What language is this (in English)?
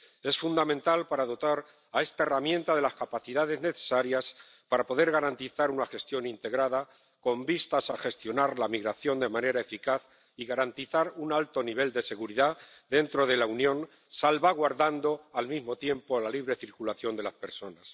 Spanish